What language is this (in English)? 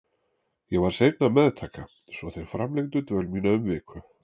Icelandic